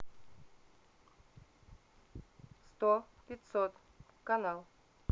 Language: Russian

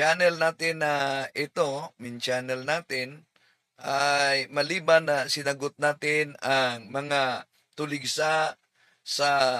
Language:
Filipino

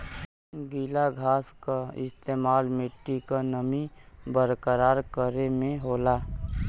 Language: Bhojpuri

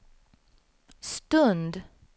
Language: Swedish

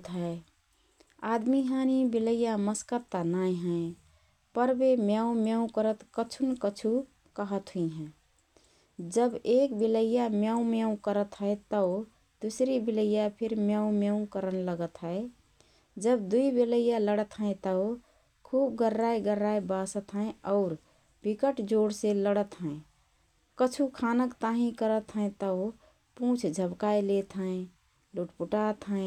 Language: Rana Tharu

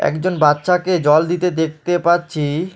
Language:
Bangla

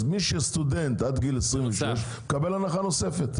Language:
Hebrew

